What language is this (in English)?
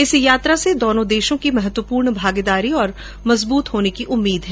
Hindi